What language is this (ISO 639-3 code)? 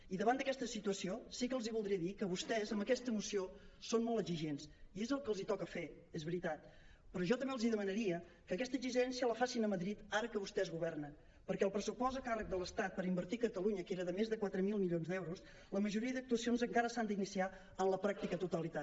cat